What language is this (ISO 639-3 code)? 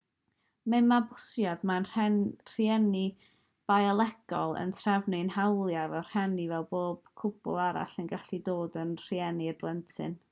cym